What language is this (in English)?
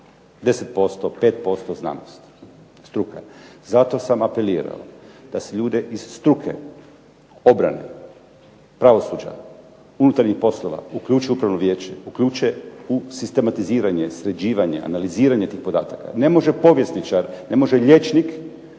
Croatian